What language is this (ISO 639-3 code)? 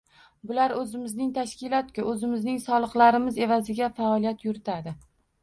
uzb